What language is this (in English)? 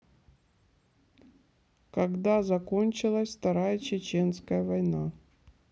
Russian